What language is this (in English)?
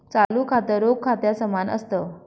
Marathi